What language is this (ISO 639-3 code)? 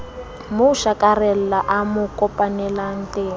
sot